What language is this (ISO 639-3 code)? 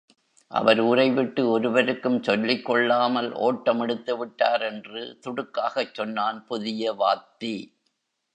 tam